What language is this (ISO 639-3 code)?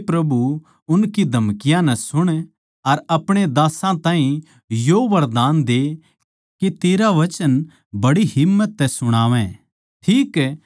bgc